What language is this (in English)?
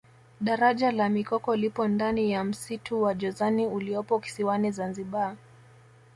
Swahili